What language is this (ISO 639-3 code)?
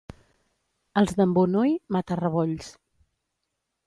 cat